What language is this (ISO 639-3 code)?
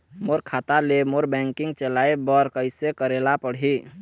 hne